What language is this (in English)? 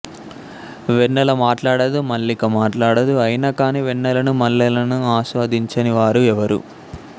Telugu